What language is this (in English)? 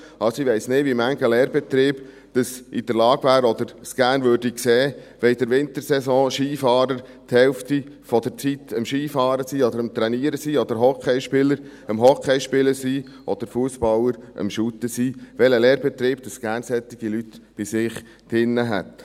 Swiss German